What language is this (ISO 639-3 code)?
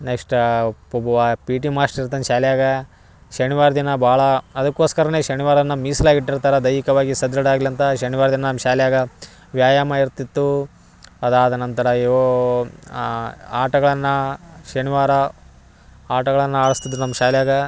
kan